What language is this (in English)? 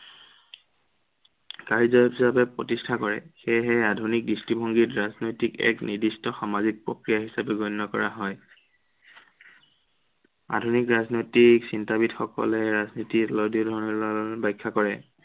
Assamese